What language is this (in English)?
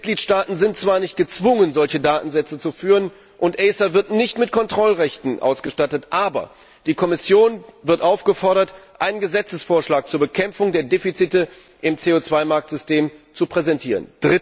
German